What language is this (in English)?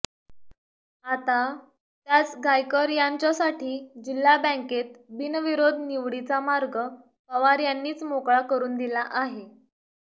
Marathi